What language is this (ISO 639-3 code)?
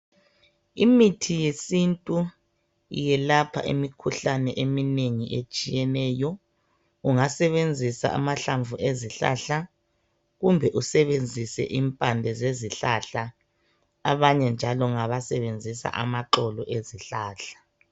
nde